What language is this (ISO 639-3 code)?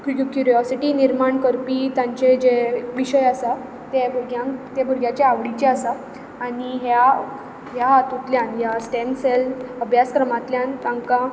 kok